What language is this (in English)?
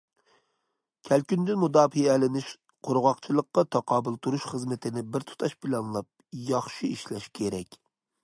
Uyghur